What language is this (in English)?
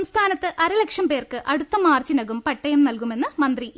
Malayalam